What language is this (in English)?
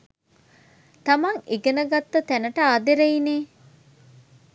Sinhala